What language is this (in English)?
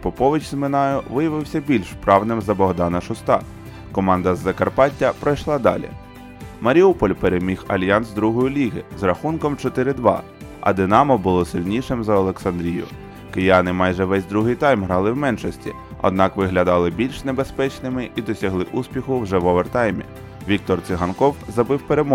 Ukrainian